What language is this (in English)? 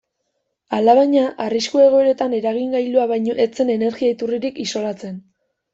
Basque